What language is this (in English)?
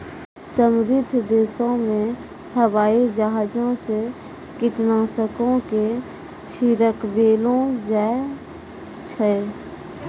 Maithili